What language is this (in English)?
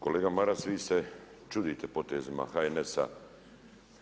Croatian